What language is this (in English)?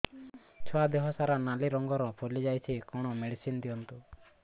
Odia